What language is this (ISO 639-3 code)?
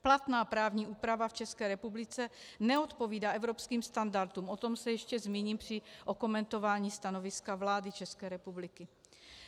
ces